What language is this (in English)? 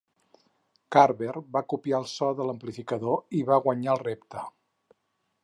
Catalan